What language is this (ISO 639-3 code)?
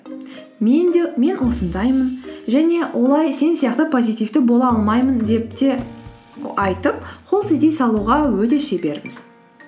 kaz